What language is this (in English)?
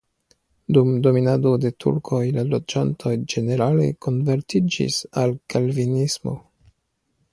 Esperanto